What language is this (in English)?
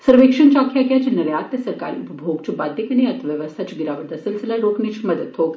Dogri